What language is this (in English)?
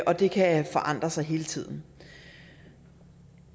Danish